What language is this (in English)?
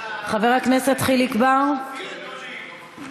Hebrew